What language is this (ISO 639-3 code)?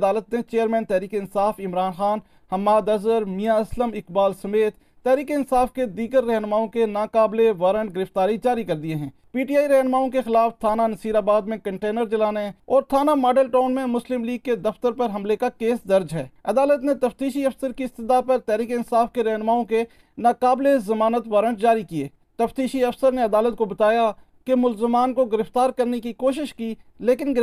urd